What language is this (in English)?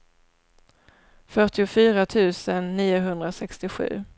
Swedish